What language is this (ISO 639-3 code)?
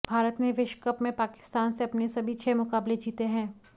hin